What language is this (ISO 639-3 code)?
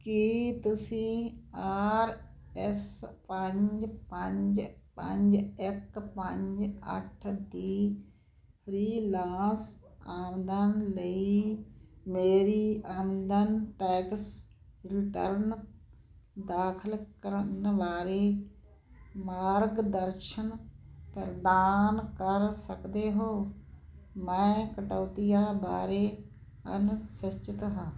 pan